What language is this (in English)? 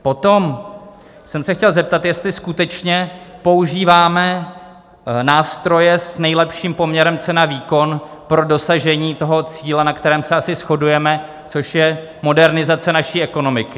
Czech